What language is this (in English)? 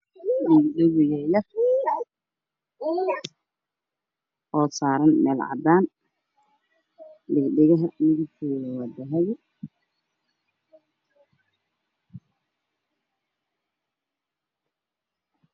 Somali